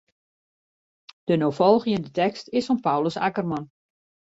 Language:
Western Frisian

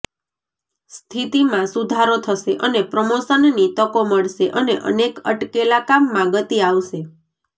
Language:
Gujarati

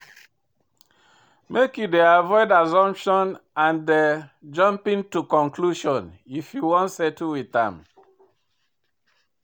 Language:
Nigerian Pidgin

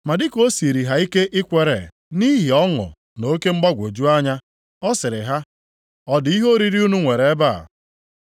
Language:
Igbo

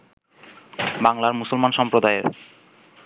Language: Bangla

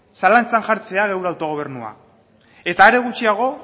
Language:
Basque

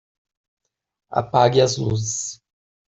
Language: Portuguese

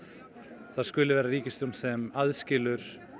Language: Icelandic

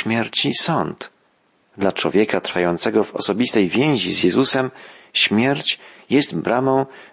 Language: Polish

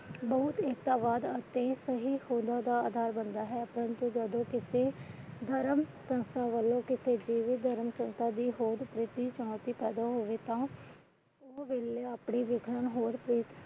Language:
Punjabi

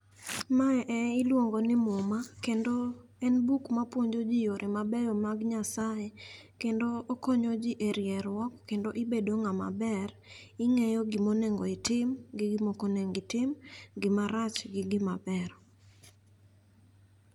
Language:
Luo (Kenya and Tanzania)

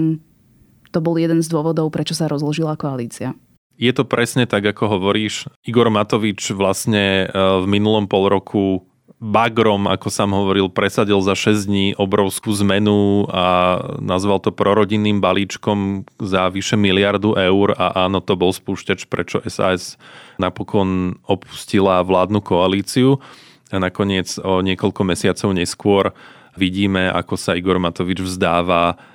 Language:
Slovak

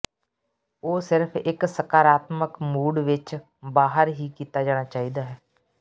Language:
Punjabi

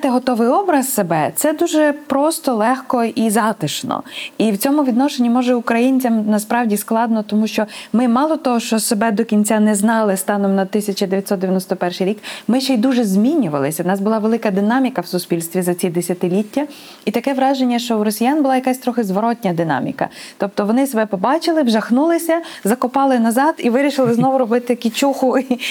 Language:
Ukrainian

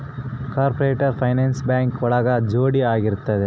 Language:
Kannada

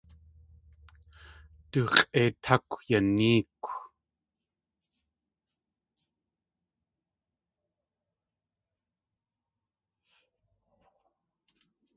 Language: Tlingit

